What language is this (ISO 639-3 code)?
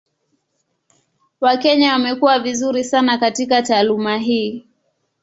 swa